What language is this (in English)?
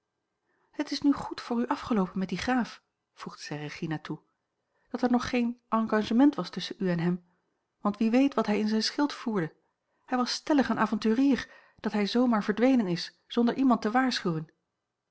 Dutch